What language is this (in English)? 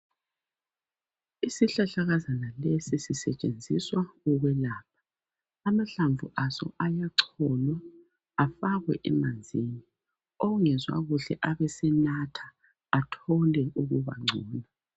North Ndebele